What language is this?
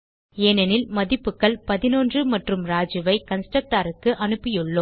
Tamil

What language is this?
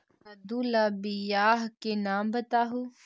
Magahi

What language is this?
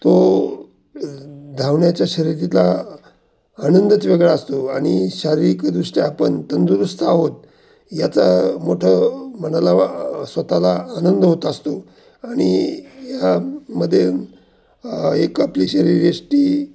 Marathi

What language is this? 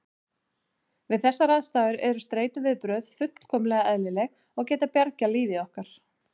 Icelandic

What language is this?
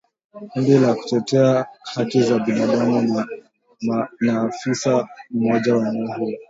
Swahili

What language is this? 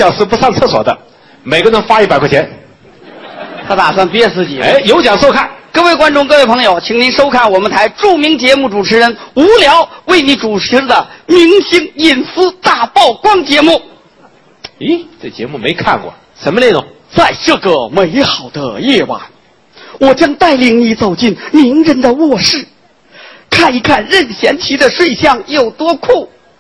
Chinese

